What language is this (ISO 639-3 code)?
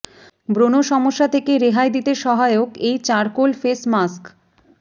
ben